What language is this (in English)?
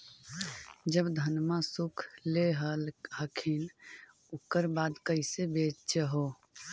Magahi